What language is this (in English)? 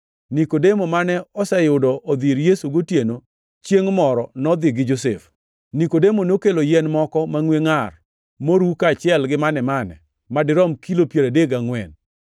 Luo (Kenya and Tanzania)